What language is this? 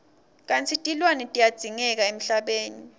Swati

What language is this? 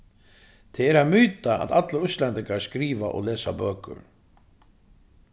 Faroese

